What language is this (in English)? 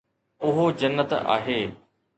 Sindhi